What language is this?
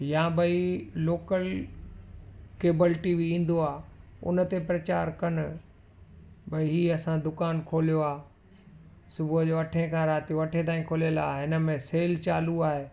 Sindhi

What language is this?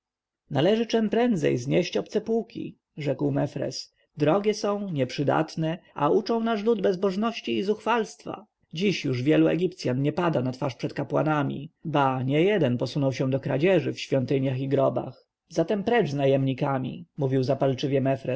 Polish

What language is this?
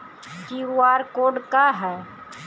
Bhojpuri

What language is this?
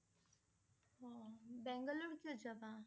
Assamese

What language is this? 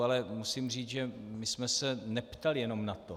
Czech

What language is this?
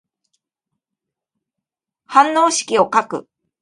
Japanese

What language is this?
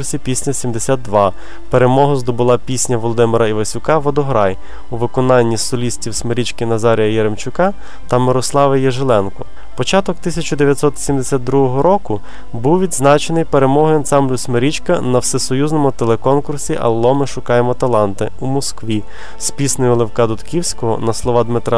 Ukrainian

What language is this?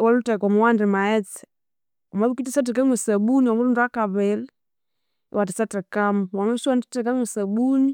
Konzo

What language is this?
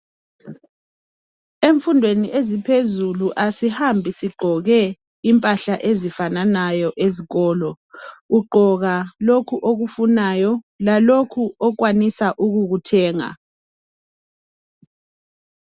North Ndebele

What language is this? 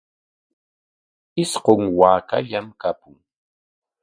Corongo Ancash Quechua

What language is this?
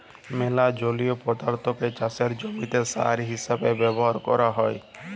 Bangla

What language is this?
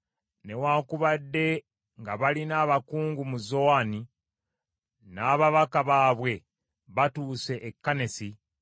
Ganda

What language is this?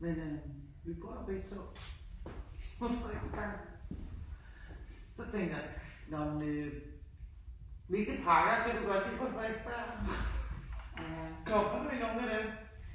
Danish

